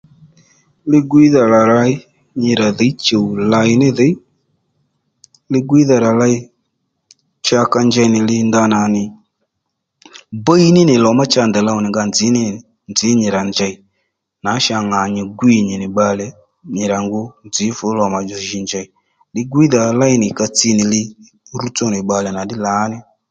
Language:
Lendu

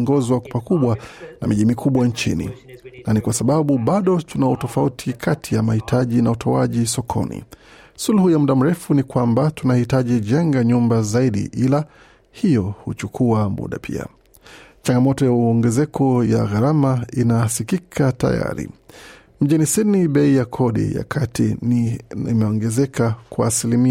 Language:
Swahili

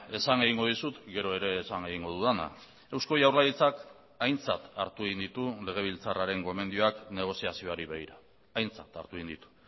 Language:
Basque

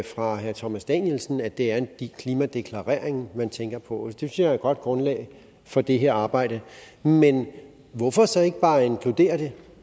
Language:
Danish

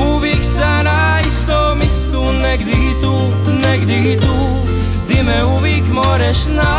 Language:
Croatian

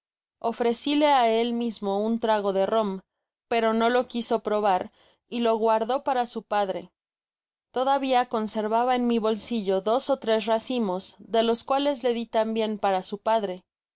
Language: Spanish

